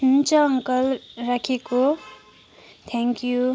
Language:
Nepali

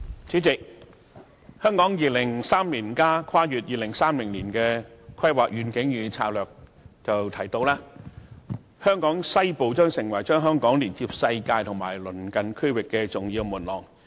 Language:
Cantonese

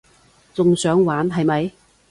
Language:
Cantonese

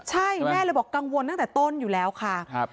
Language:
Thai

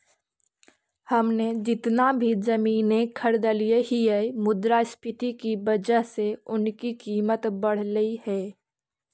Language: Magahi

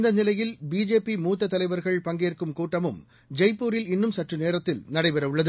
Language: Tamil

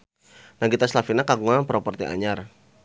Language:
Sundanese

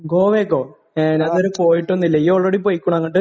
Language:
Malayalam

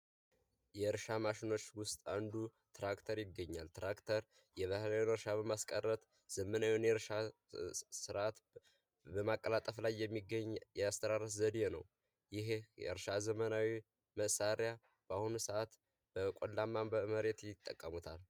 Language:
Amharic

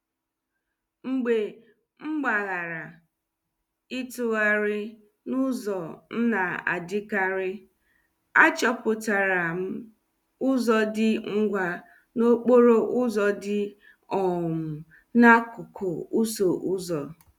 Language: Igbo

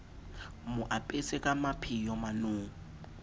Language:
Southern Sotho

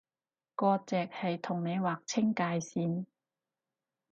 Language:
Cantonese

